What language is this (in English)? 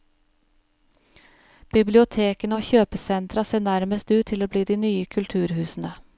Norwegian